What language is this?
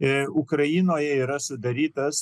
Lithuanian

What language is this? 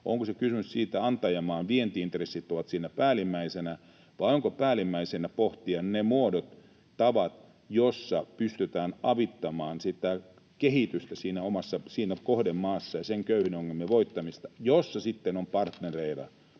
Finnish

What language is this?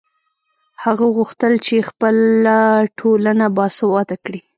Pashto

